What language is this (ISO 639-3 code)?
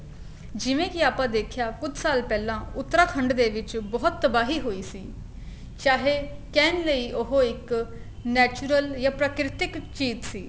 pan